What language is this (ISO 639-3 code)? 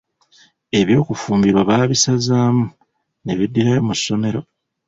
lug